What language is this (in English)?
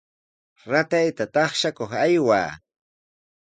Sihuas Ancash Quechua